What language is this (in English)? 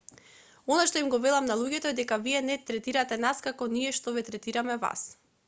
Macedonian